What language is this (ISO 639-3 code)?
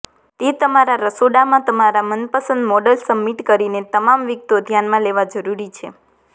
guj